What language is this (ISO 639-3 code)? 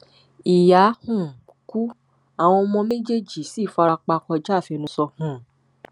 yor